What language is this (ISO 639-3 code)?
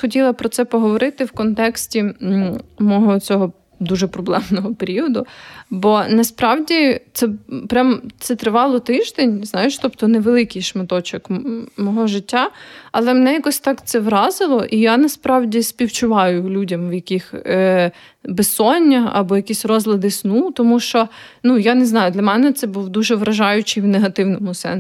ukr